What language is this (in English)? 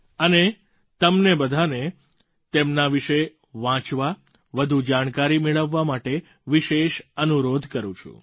Gujarati